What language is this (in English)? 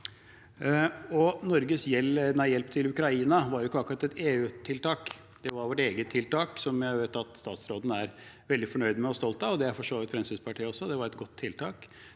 Norwegian